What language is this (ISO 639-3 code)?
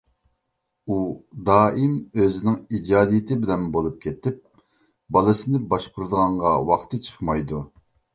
uig